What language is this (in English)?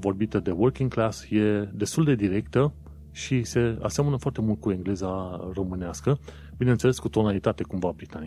Romanian